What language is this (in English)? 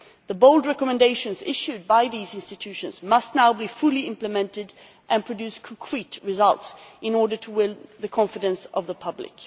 English